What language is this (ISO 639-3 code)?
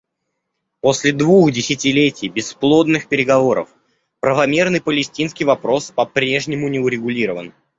rus